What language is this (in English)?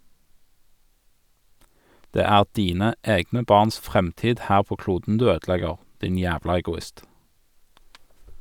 Norwegian